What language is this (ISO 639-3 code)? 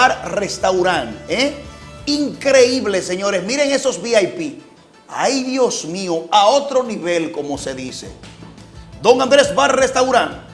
spa